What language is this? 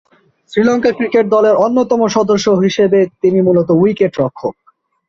Bangla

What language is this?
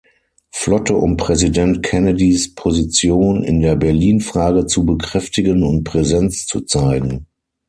German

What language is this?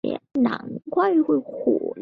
Chinese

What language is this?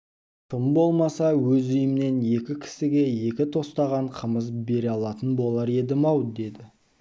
Kazakh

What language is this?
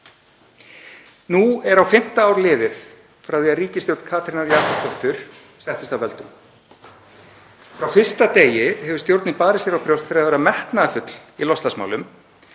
Icelandic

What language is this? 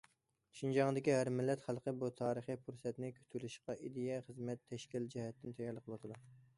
Uyghur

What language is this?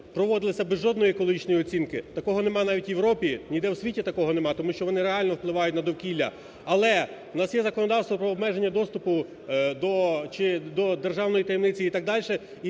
Ukrainian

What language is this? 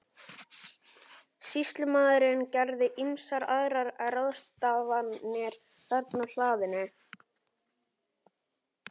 Icelandic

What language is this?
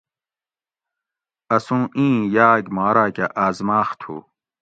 Gawri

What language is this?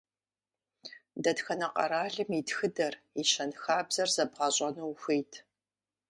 Kabardian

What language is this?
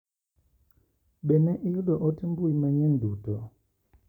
Luo (Kenya and Tanzania)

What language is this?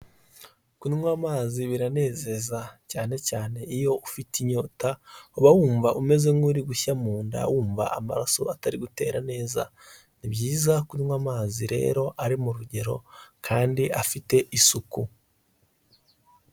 Kinyarwanda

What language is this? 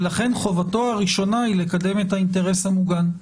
Hebrew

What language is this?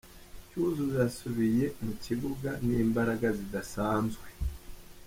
Kinyarwanda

